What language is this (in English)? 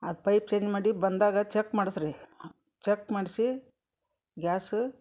Kannada